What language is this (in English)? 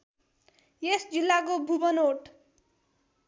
Nepali